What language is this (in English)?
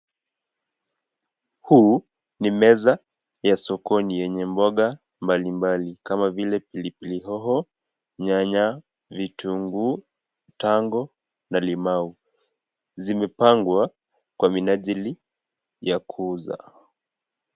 Swahili